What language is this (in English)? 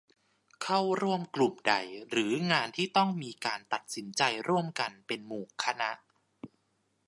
Thai